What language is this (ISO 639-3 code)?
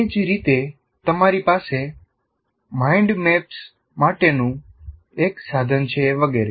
guj